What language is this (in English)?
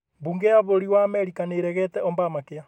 Kikuyu